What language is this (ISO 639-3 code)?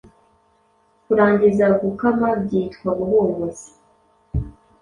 kin